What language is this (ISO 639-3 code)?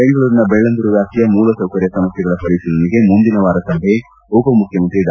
kan